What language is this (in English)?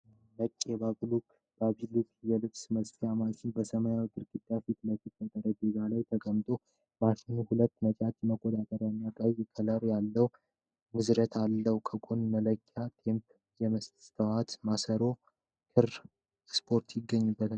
Amharic